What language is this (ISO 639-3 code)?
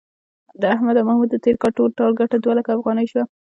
pus